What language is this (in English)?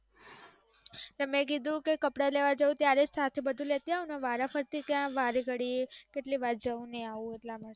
Gujarati